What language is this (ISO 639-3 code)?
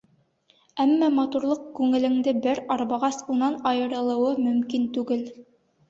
bak